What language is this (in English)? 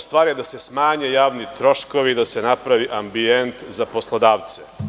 Serbian